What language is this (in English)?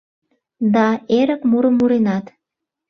Mari